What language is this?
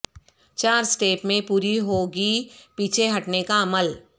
Urdu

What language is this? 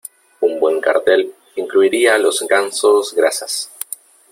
Spanish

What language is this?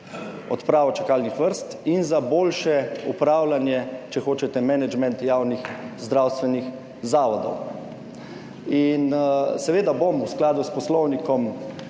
Slovenian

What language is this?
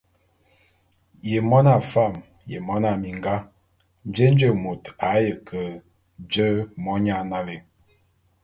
Bulu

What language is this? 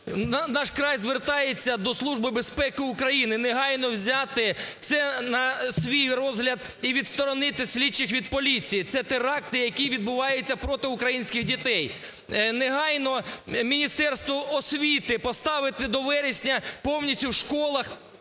Ukrainian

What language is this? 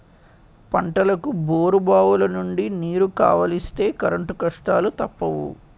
Telugu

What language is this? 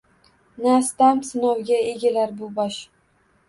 Uzbek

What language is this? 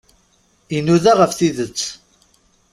Kabyle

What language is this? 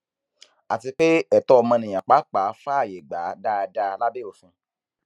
Yoruba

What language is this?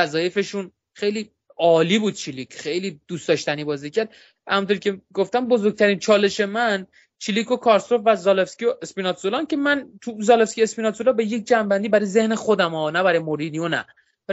Persian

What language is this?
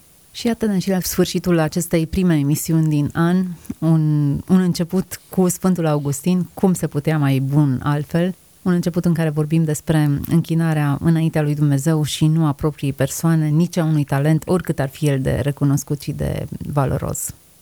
Romanian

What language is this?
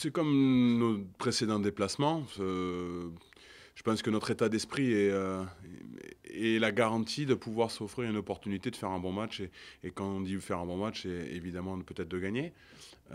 French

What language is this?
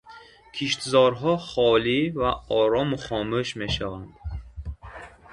Tajik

